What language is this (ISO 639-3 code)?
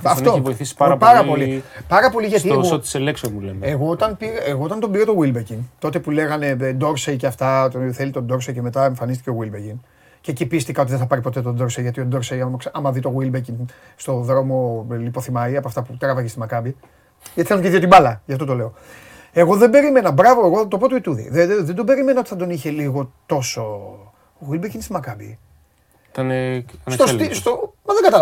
ell